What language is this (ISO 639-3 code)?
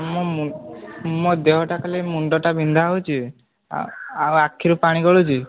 ori